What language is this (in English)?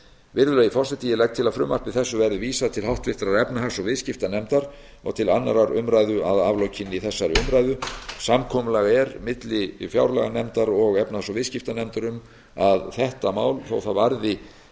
Icelandic